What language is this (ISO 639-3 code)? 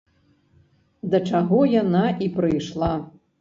bel